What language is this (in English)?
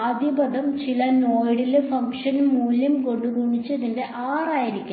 Malayalam